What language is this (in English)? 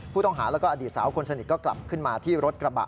Thai